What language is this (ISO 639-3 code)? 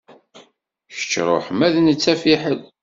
kab